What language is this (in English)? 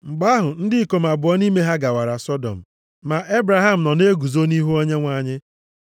Igbo